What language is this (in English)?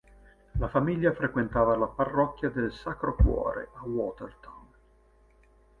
Italian